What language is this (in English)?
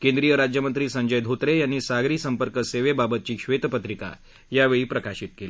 Marathi